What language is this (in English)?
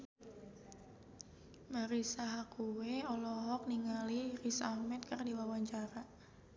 Sundanese